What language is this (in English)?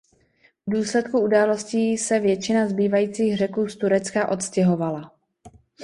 Czech